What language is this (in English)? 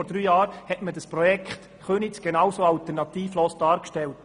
Swiss German